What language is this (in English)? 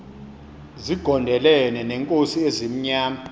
Xhosa